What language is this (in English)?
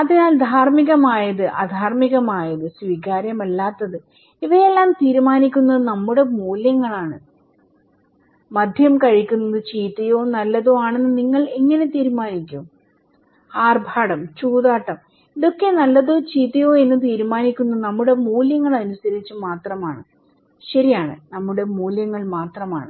Malayalam